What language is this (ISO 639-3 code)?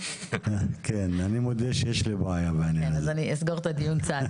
heb